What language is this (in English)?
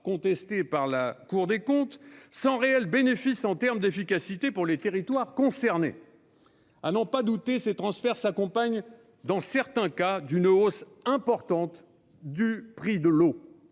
French